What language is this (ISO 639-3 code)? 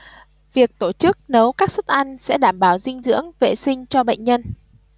vie